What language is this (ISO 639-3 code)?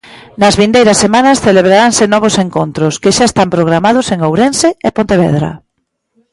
glg